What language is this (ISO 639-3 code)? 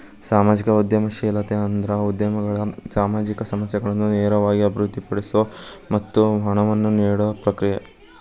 kan